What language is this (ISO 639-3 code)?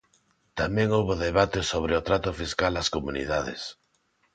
glg